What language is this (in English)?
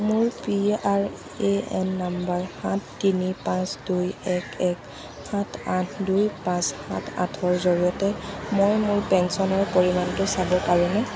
Assamese